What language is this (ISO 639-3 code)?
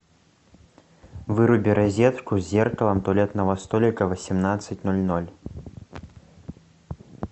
rus